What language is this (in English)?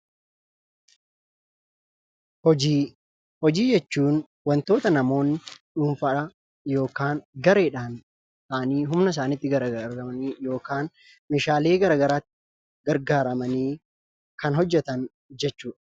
Oromo